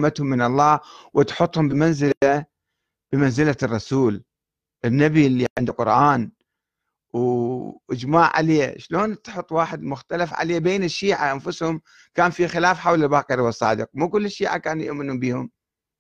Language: Arabic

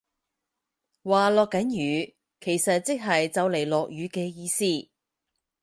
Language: Cantonese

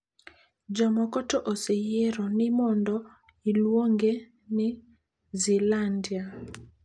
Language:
Luo (Kenya and Tanzania)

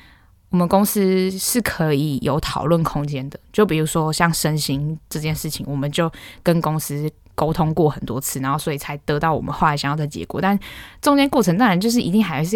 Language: Chinese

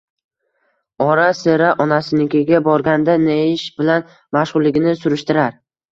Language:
Uzbek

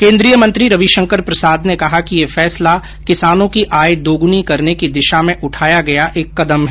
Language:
Hindi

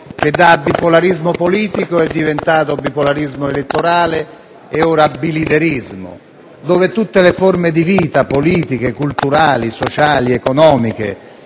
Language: Italian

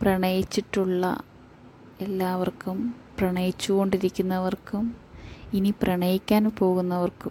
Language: Malayalam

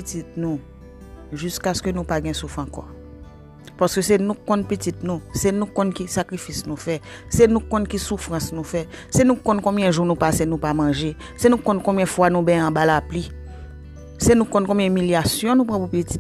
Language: Filipino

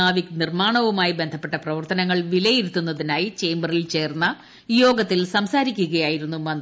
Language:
Malayalam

